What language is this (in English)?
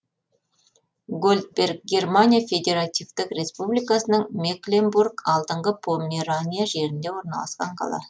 Kazakh